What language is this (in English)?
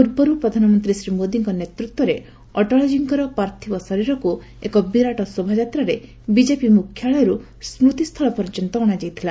Odia